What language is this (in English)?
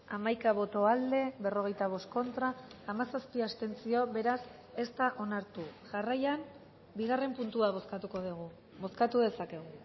Basque